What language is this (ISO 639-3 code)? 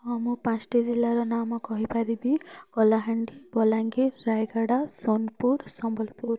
ori